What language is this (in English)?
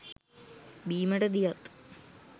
Sinhala